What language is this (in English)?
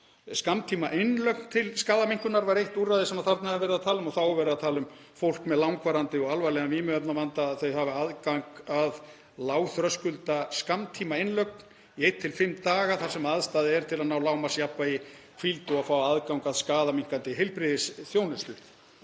Icelandic